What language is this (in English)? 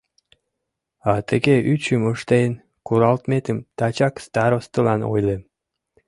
Mari